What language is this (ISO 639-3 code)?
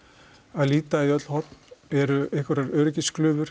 isl